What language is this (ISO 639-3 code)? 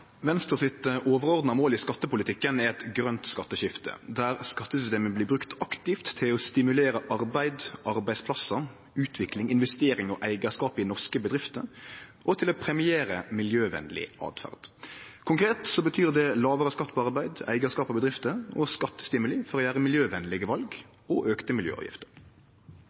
nno